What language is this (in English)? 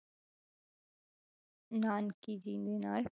Punjabi